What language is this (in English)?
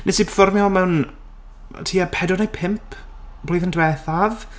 Welsh